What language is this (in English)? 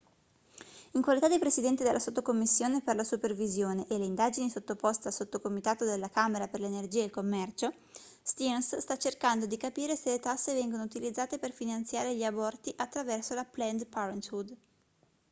Italian